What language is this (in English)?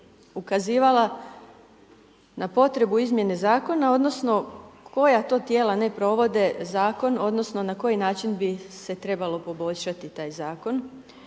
Croatian